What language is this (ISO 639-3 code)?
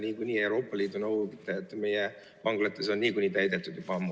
est